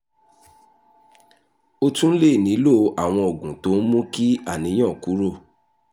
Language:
Yoruba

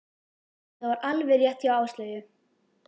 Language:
Icelandic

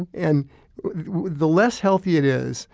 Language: English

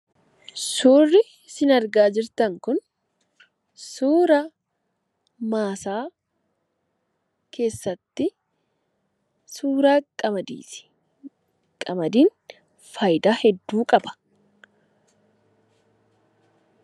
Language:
Oromo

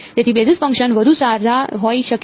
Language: Gujarati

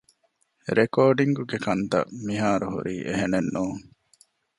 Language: Divehi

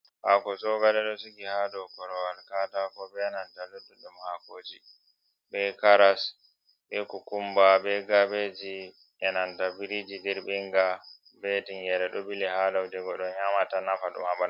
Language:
Fula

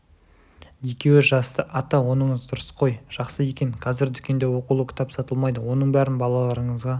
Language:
Kazakh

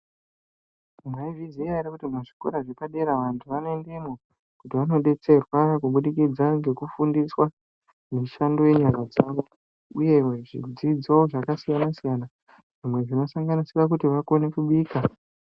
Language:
Ndau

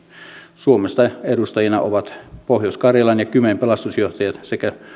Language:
Finnish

